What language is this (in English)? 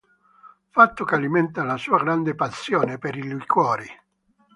Italian